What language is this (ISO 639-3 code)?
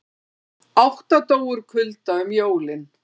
isl